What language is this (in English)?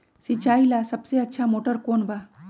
Magahi